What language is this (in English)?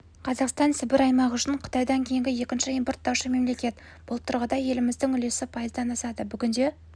Kazakh